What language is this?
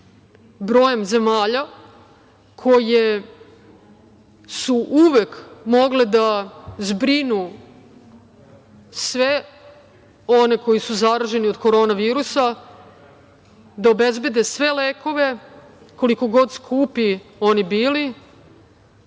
Serbian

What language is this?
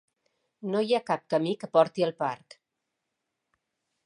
Catalan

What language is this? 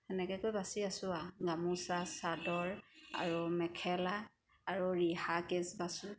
Assamese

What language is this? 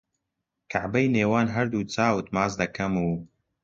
Central Kurdish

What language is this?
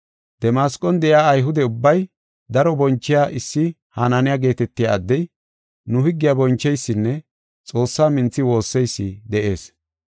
Gofa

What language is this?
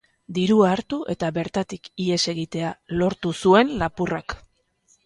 Basque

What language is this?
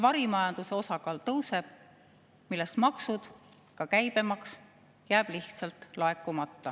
Estonian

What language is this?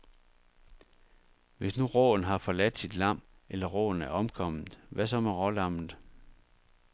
Danish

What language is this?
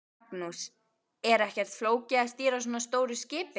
Icelandic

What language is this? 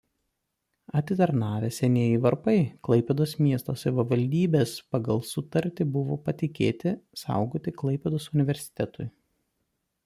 Lithuanian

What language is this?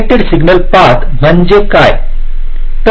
Marathi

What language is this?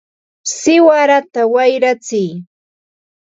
Ambo-Pasco Quechua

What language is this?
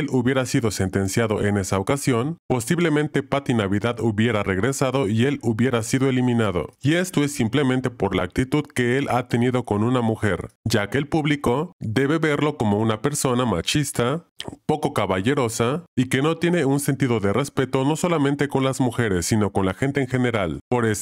Spanish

